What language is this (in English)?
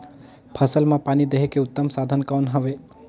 Chhattisgarhi